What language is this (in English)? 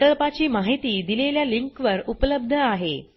Marathi